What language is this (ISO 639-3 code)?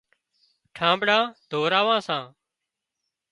kxp